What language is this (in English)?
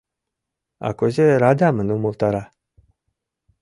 Mari